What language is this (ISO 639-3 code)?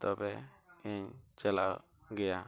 sat